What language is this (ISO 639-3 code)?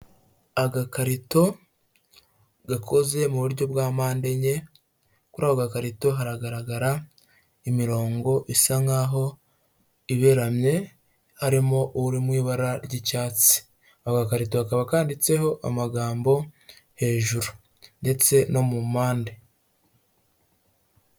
kin